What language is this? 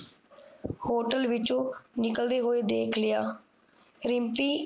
Punjabi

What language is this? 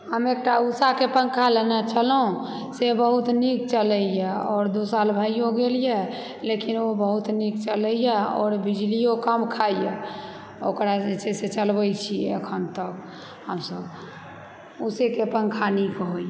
Maithili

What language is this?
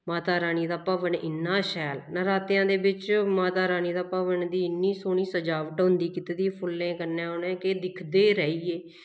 Dogri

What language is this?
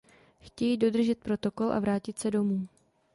Czech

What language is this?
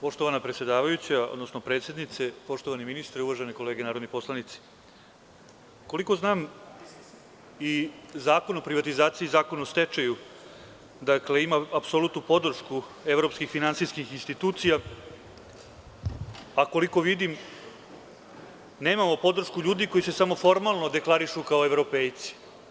Serbian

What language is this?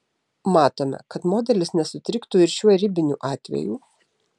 Lithuanian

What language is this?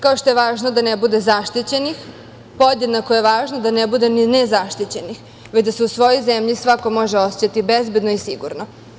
Serbian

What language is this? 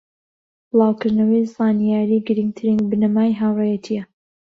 Central Kurdish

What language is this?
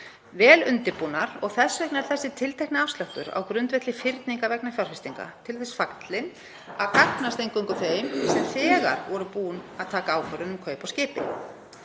Icelandic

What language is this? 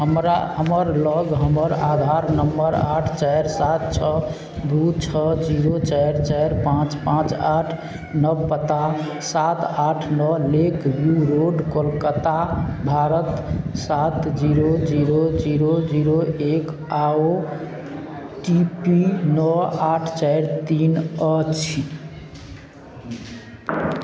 Maithili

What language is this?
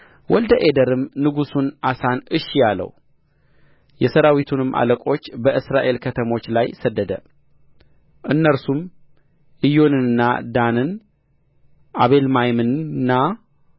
Amharic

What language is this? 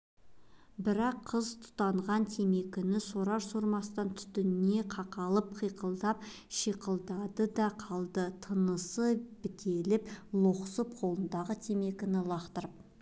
Kazakh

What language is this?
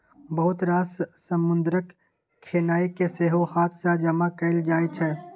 Maithili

